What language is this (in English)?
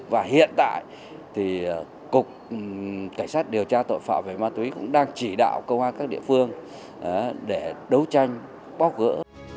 Vietnamese